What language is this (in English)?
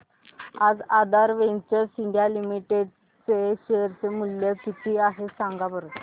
Marathi